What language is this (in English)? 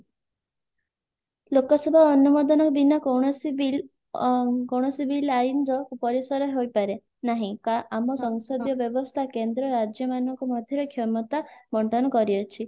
Odia